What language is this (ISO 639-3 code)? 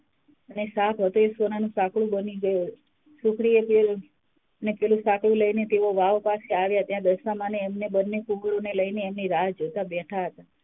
guj